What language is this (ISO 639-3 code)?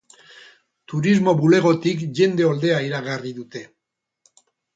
eus